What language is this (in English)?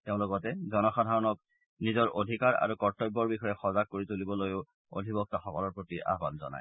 Assamese